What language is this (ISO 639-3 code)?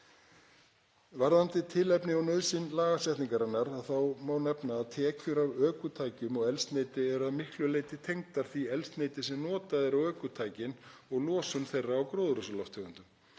isl